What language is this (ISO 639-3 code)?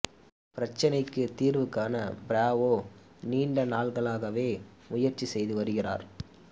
tam